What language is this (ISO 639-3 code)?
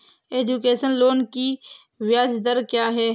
hin